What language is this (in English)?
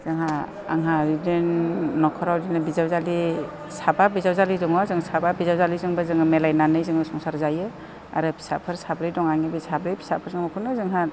Bodo